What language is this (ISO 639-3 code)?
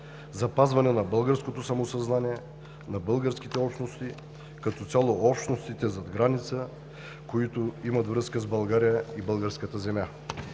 bul